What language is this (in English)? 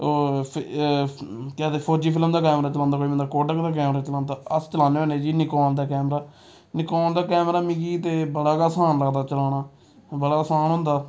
Dogri